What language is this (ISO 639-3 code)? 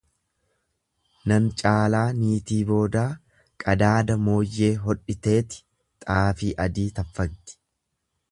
orm